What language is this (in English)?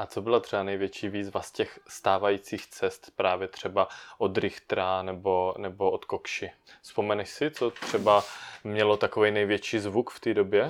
Czech